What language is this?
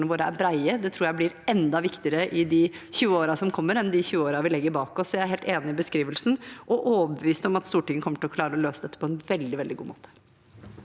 Norwegian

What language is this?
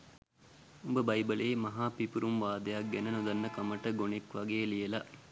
Sinhala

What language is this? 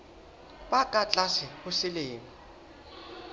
Southern Sotho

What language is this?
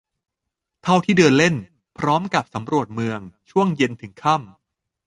Thai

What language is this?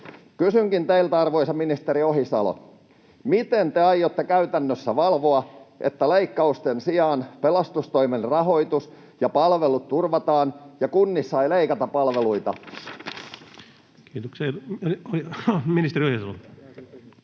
Finnish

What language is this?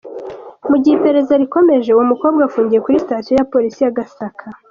Kinyarwanda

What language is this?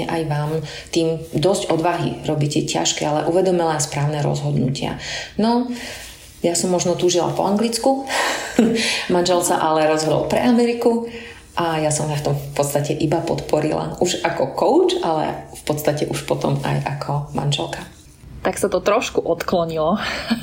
Slovak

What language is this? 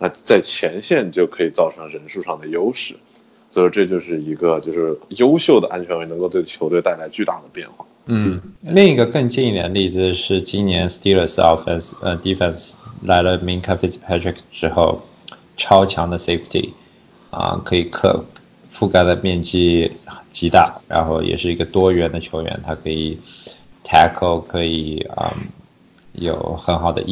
Chinese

